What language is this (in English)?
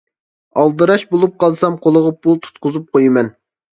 Uyghur